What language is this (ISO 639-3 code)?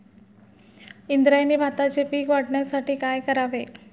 mar